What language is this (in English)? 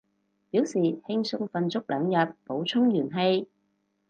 Cantonese